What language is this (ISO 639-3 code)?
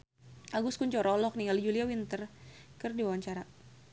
sun